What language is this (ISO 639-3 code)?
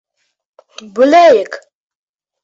bak